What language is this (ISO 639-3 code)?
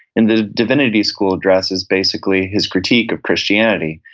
eng